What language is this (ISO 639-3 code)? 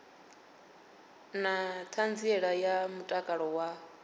ven